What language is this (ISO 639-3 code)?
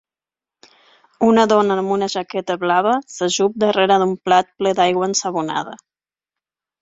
cat